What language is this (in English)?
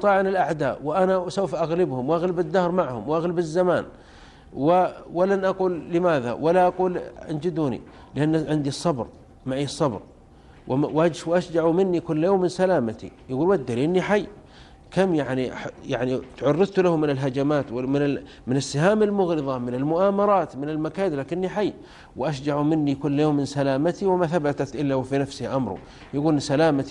Arabic